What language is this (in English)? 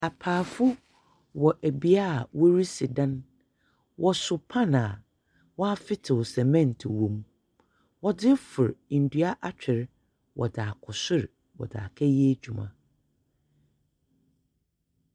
Akan